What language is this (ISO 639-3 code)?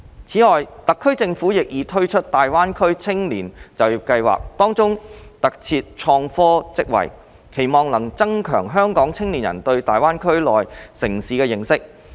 yue